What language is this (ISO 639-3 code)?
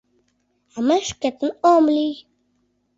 chm